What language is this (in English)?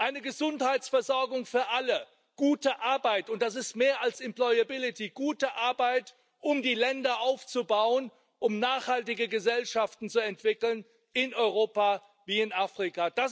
German